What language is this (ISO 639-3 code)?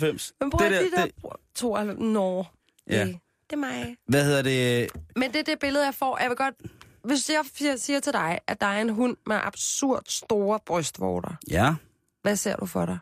dan